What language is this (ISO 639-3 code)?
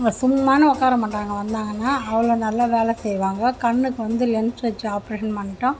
tam